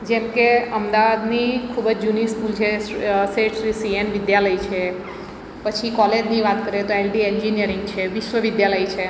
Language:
Gujarati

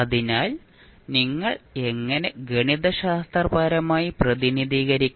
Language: Malayalam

